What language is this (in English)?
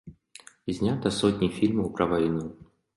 Belarusian